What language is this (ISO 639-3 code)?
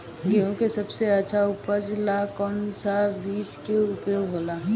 bho